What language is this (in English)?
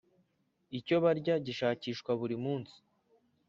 Kinyarwanda